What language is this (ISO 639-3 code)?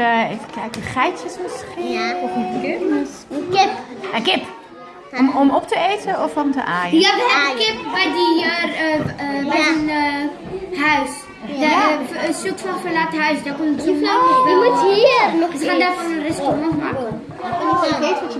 nld